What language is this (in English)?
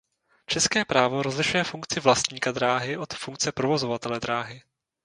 Czech